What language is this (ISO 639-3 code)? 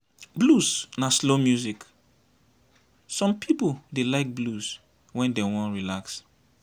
pcm